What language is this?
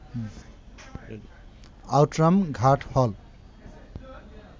Bangla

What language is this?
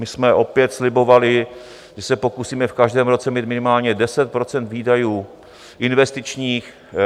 Czech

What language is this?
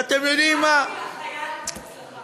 Hebrew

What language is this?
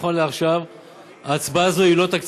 Hebrew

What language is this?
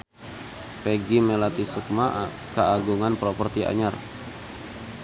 Sundanese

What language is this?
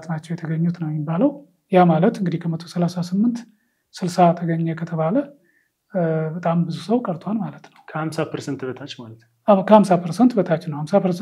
Arabic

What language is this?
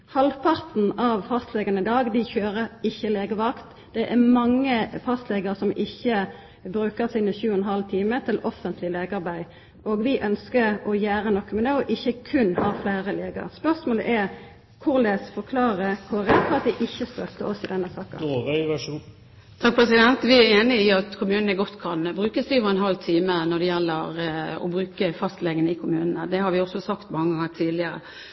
Norwegian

